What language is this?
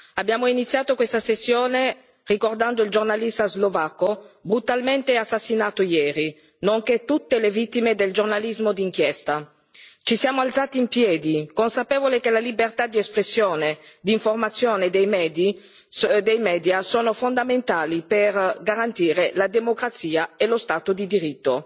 Italian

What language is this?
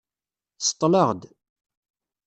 Kabyle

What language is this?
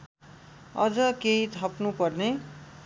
Nepali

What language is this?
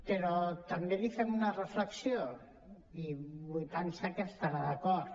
Catalan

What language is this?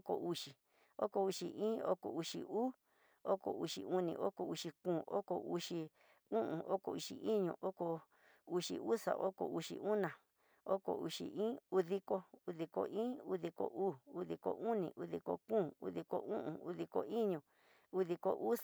Tidaá Mixtec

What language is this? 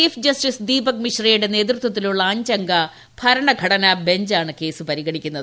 Malayalam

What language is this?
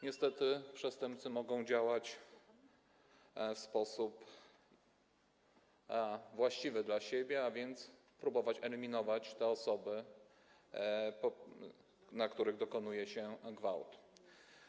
Polish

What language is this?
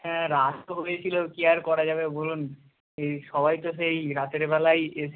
Bangla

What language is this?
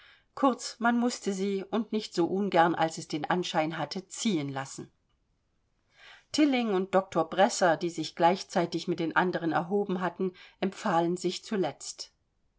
German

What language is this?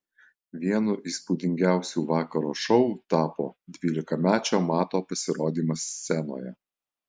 Lithuanian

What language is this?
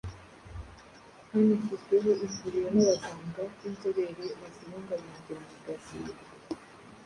Kinyarwanda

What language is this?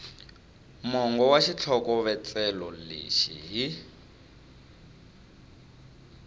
Tsonga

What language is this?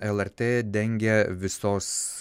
Lithuanian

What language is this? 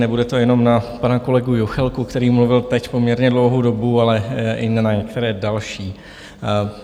Czech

